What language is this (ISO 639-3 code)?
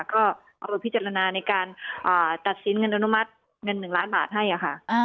tha